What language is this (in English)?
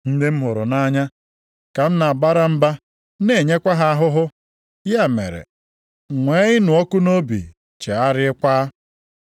Igbo